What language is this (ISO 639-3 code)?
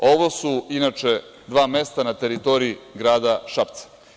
srp